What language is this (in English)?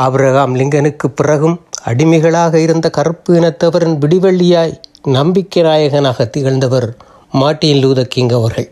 Tamil